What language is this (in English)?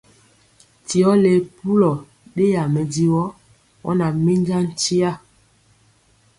Mpiemo